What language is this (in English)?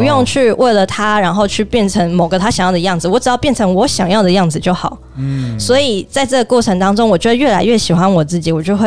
Chinese